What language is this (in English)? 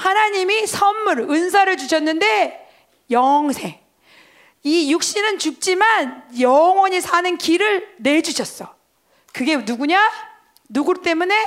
Korean